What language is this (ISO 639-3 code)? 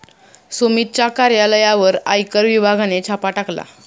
mar